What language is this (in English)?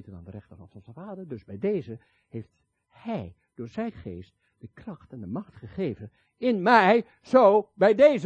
Dutch